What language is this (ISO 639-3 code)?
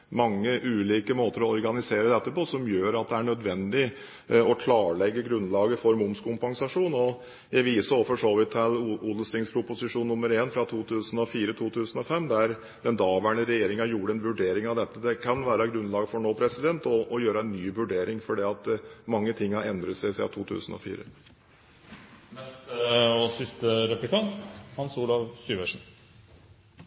nob